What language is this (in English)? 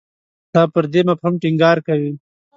Pashto